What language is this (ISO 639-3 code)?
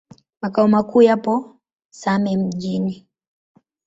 swa